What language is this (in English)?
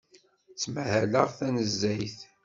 Kabyle